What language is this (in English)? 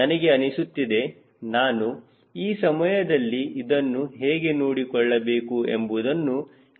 Kannada